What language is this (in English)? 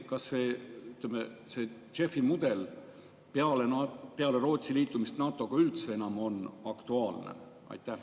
Estonian